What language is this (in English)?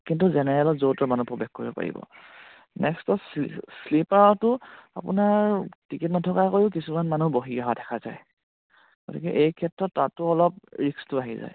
Assamese